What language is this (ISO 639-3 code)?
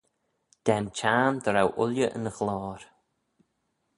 glv